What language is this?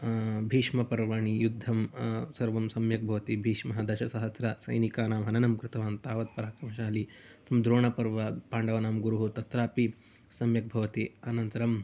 Sanskrit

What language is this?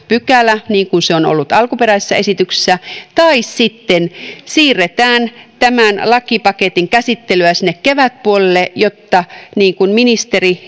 Finnish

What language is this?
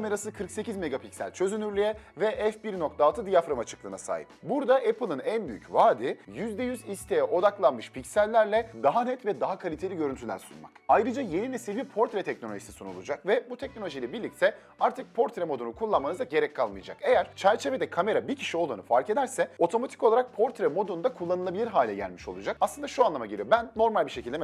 Turkish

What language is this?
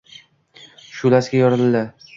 Uzbek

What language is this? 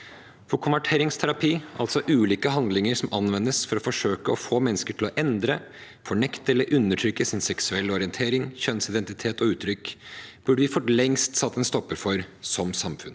Norwegian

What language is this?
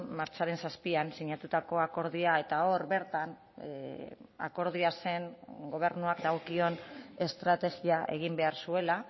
Basque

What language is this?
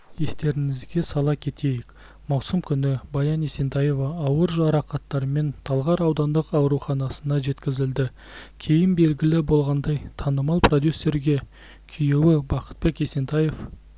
Kazakh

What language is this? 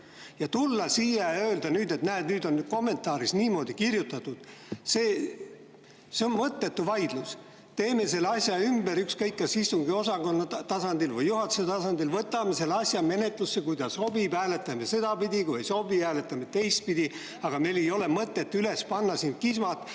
Estonian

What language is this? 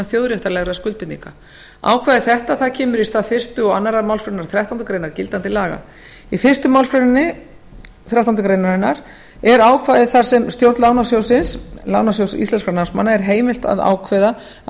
Icelandic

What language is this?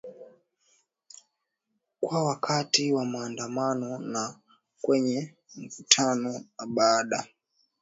Swahili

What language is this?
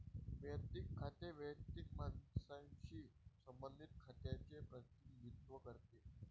Marathi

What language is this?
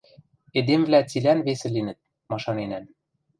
Western Mari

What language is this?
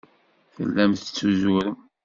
Kabyle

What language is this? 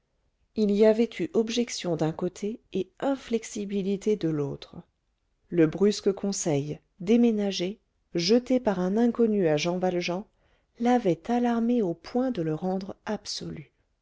French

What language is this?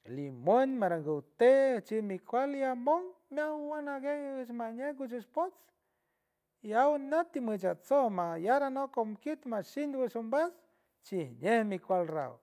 San Francisco Del Mar Huave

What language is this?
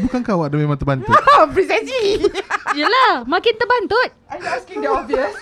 Malay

